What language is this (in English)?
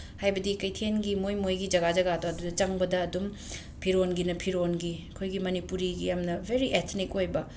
Manipuri